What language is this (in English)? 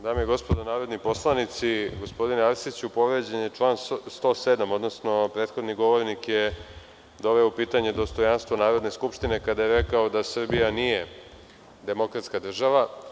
Serbian